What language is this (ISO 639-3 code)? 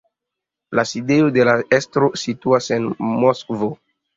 epo